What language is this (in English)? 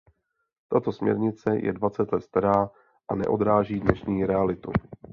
Czech